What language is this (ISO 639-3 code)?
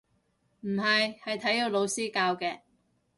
yue